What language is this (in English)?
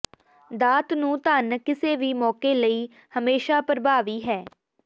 Punjabi